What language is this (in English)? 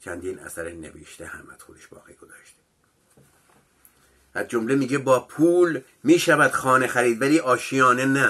Persian